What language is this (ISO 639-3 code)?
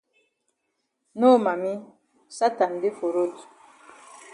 wes